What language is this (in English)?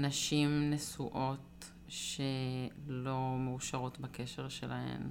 Hebrew